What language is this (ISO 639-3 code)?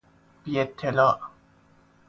fas